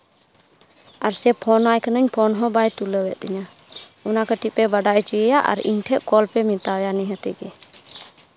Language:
Santali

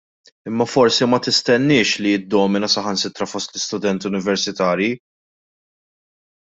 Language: Maltese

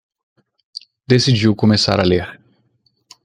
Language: Portuguese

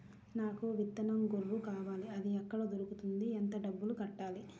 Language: Telugu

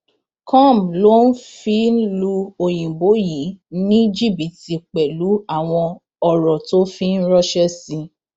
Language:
Yoruba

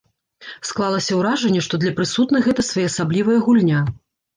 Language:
Belarusian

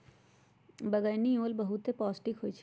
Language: Magahi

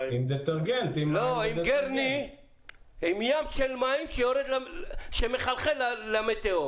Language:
Hebrew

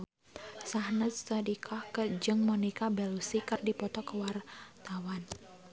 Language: Sundanese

